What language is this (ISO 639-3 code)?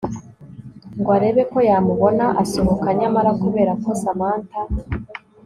kin